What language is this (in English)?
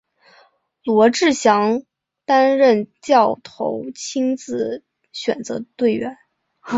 Chinese